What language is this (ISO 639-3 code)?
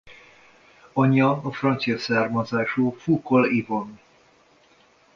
hun